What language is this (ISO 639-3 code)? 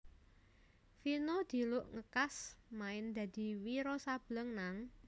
jav